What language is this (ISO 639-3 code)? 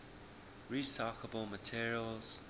eng